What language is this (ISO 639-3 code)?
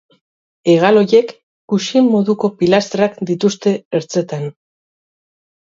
eus